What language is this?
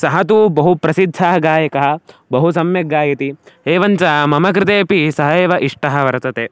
Sanskrit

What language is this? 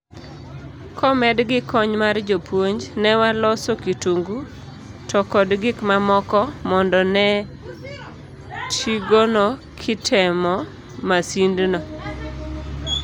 Luo (Kenya and Tanzania)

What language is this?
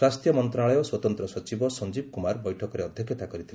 Odia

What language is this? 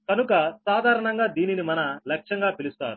Telugu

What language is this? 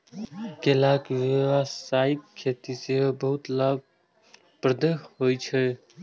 Maithili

